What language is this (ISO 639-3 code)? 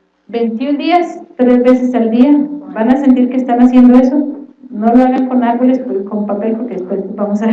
spa